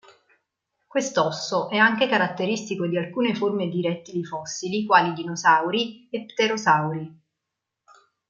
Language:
Italian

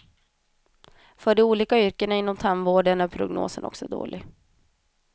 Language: Swedish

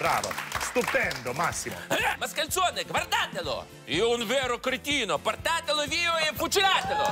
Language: Italian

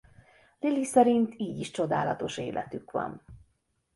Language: Hungarian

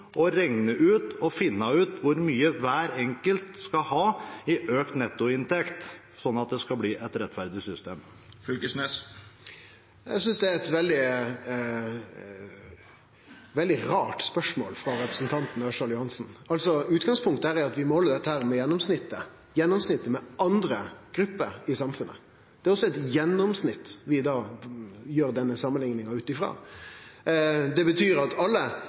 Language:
Norwegian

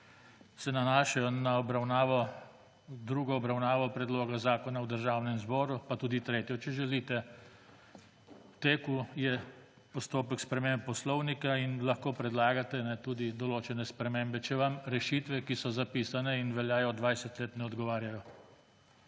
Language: Slovenian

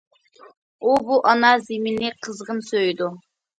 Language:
Uyghur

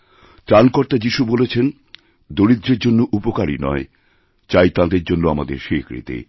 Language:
Bangla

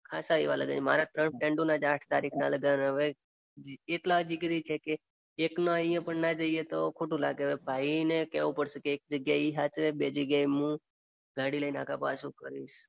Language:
Gujarati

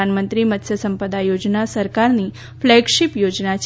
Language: Gujarati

